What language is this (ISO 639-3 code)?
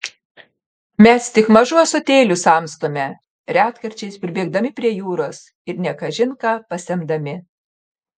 lit